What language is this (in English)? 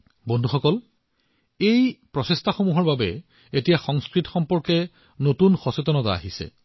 Assamese